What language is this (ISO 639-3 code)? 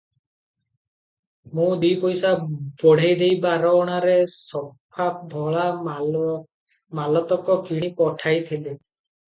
ori